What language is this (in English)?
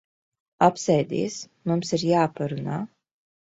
Latvian